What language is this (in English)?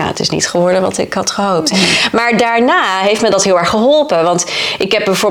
Dutch